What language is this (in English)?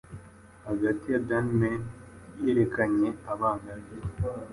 Kinyarwanda